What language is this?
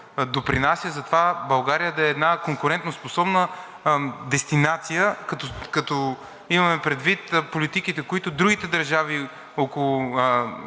Bulgarian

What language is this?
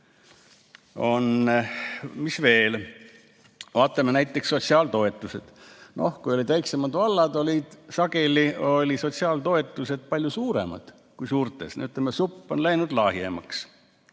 Estonian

